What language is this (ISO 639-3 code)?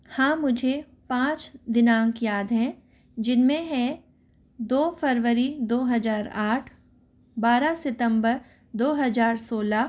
hin